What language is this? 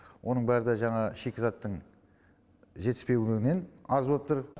Kazakh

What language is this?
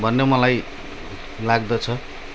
Nepali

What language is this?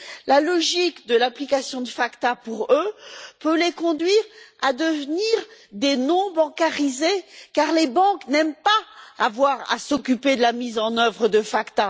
French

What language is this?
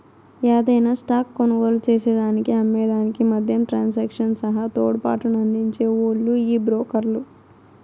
Telugu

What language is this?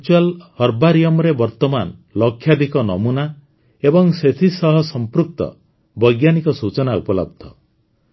Odia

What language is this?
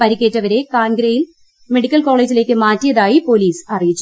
Malayalam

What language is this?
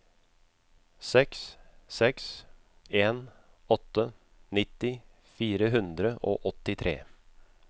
Norwegian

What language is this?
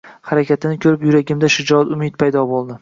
Uzbek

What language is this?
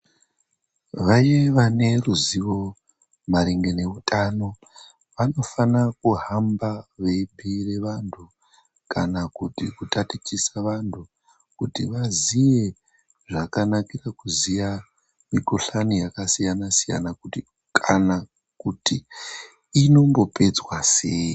Ndau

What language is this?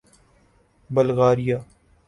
Urdu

